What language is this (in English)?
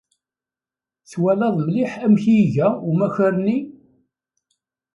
Kabyle